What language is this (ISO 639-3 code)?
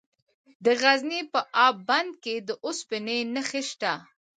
pus